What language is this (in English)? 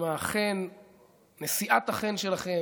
Hebrew